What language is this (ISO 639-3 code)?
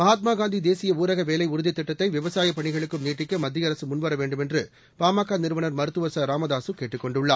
tam